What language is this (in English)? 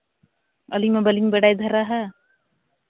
Santali